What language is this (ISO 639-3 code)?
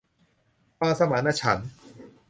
tha